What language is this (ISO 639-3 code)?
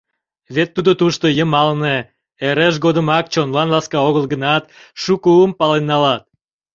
chm